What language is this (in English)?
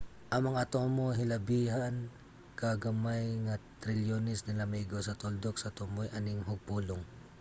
Cebuano